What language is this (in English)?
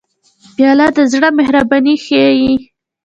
Pashto